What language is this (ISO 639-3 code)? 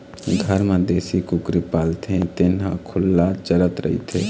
hne